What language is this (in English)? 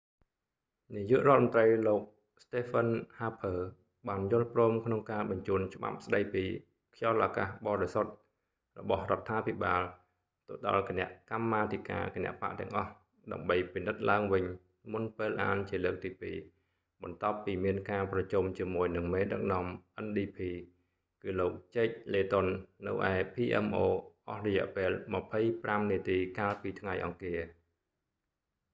Khmer